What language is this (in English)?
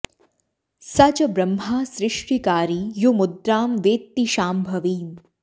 Sanskrit